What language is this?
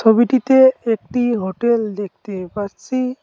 Bangla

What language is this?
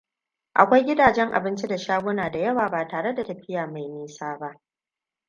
Hausa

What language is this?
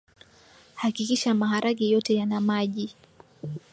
Swahili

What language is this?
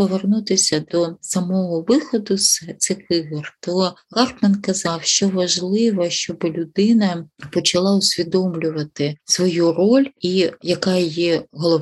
Ukrainian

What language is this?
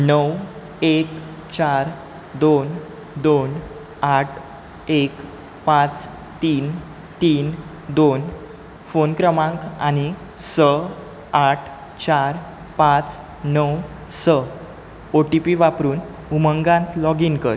Konkani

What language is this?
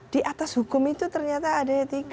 Indonesian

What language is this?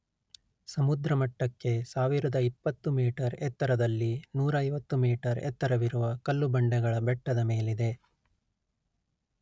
Kannada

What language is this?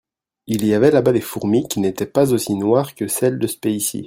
French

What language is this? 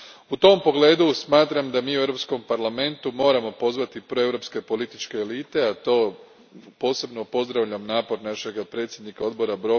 Croatian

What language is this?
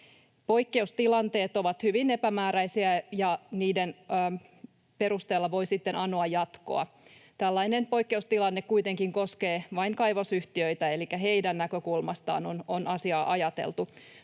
Finnish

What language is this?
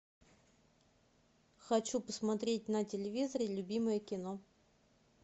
Russian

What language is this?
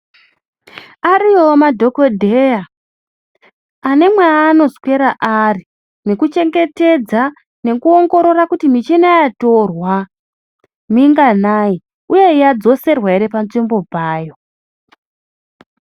Ndau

